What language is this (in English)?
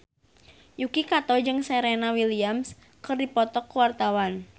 Sundanese